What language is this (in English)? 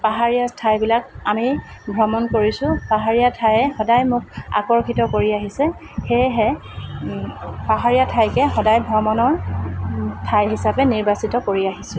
Assamese